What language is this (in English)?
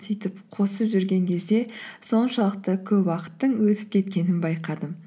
Kazakh